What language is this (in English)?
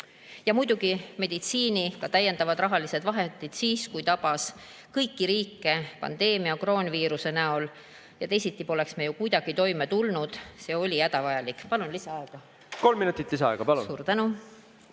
Estonian